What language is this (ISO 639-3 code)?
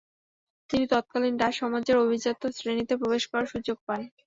ben